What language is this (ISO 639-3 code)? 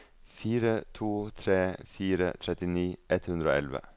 nor